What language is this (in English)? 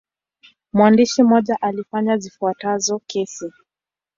Swahili